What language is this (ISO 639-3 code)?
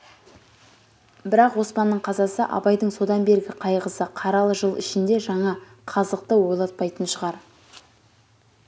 kaz